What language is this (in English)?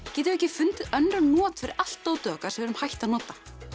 Icelandic